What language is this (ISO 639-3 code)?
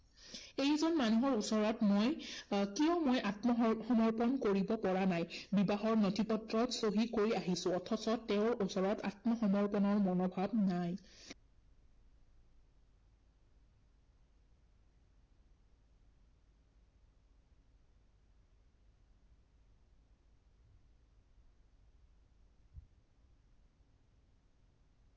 asm